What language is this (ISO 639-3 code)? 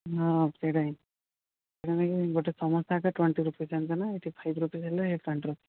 ori